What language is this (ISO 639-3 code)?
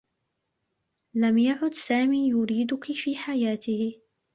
ara